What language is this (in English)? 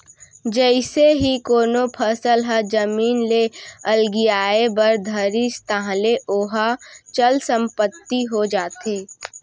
Chhattisgarhi